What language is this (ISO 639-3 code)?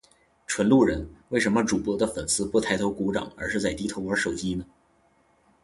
zho